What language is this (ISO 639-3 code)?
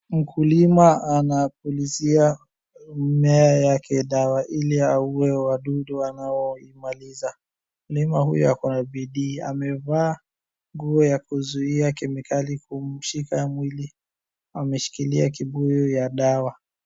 swa